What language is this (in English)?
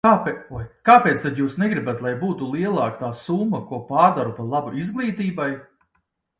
Latvian